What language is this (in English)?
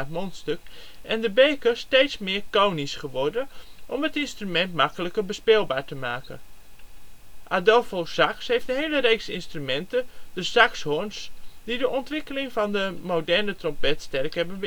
Dutch